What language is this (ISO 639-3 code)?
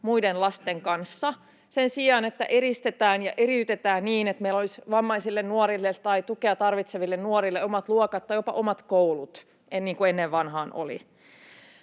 fin